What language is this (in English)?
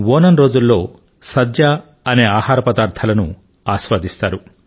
Telugu